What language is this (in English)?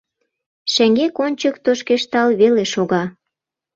Mari